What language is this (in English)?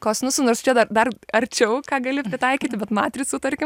Lithuanian